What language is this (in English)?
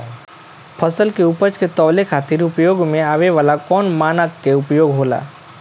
Bhojpuri